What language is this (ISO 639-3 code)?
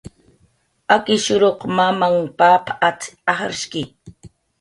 jqr